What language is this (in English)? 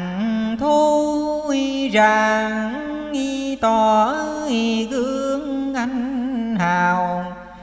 Vietnamese